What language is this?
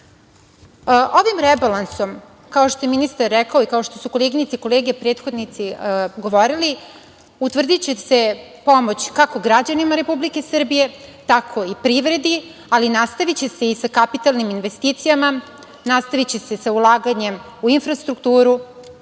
Serbian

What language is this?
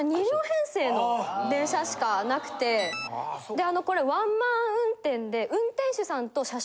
Japanese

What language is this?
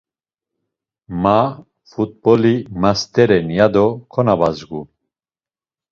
Laz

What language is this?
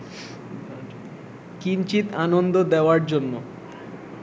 Bangla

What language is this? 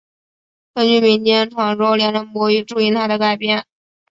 Chinese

